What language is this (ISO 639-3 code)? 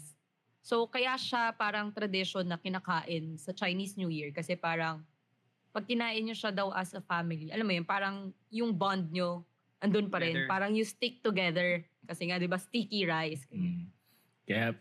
fil